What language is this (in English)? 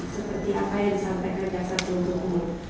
Indonesian